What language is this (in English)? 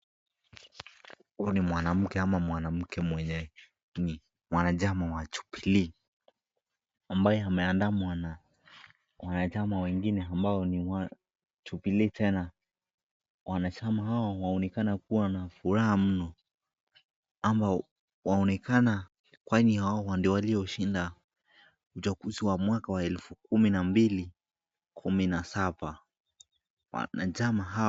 Swahili